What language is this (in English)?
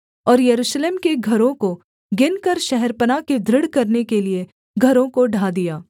Hindi